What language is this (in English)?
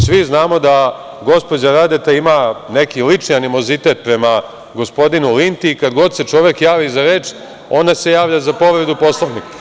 Serbian